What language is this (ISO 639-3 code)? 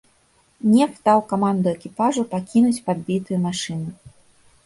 bel